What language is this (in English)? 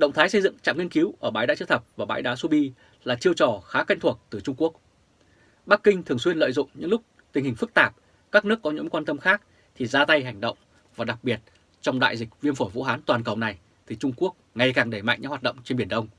Vietnamese